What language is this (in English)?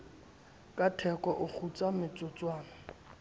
Southern Sotho